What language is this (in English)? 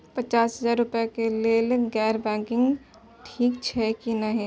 Maithili